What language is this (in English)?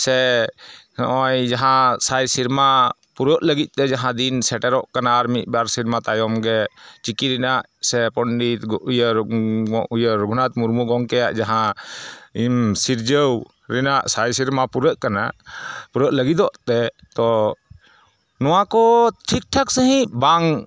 Santali